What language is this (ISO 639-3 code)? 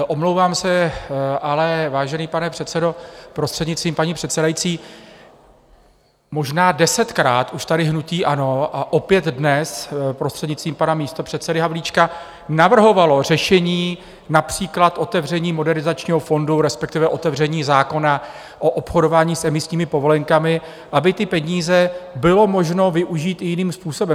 ces